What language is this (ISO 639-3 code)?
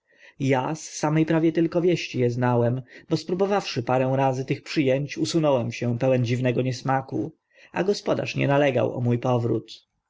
pol